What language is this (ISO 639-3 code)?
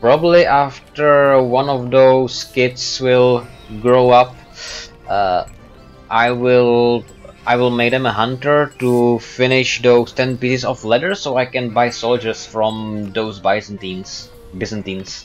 eng